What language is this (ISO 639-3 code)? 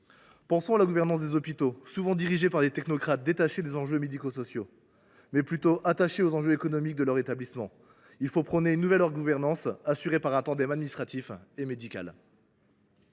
fra